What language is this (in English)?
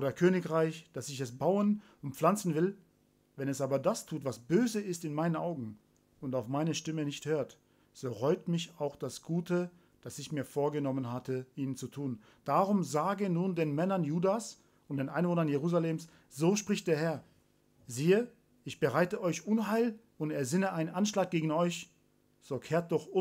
German